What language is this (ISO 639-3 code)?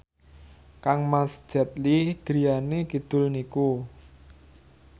jav